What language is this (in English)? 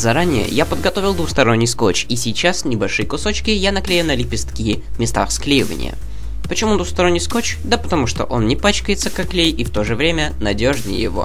Russian